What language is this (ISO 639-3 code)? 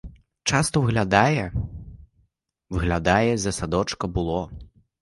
ukr